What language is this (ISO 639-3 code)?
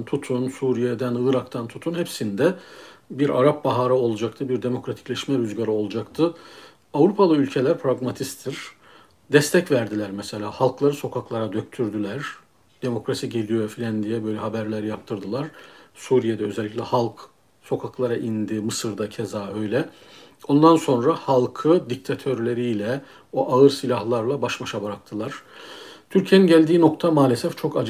tur